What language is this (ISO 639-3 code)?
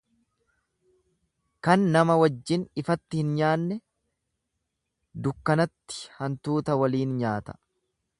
orm